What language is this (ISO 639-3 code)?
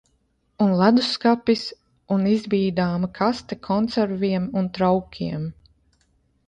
lav